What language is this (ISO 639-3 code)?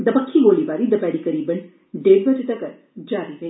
doi